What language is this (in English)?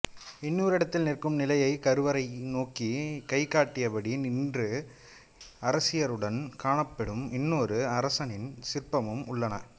Tamil